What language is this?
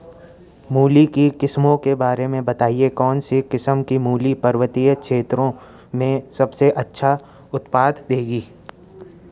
Hindi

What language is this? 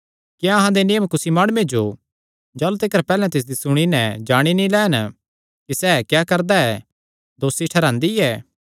Kangri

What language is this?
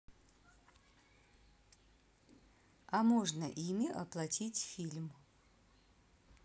Russian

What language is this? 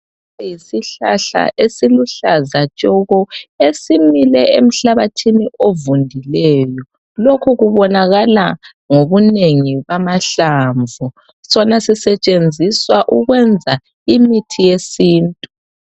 North Ndebele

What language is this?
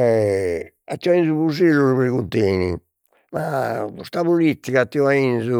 Sardinian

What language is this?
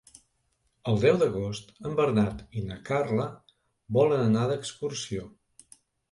Catalan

